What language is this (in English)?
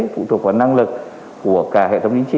Vietnamese